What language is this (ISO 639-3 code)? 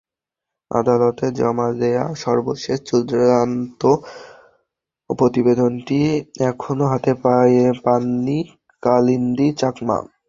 ben